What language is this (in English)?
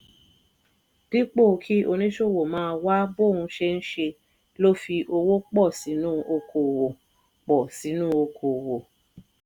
Yoruba